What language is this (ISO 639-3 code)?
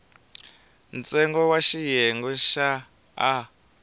tso